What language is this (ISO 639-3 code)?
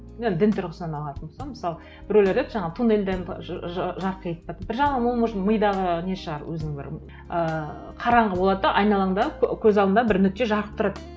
kaz